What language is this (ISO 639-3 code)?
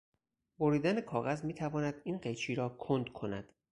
fas